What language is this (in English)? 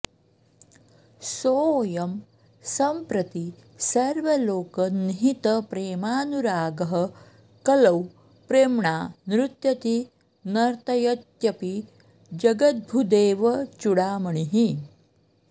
Sanskrit